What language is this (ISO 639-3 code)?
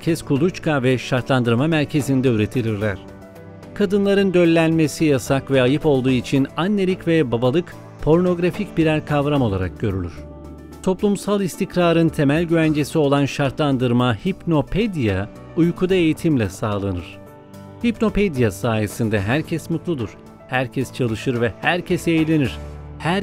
tur